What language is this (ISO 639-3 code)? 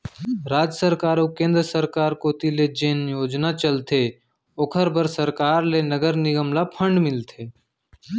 hne